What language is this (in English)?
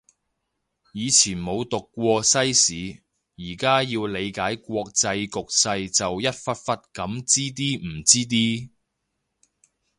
Cantonese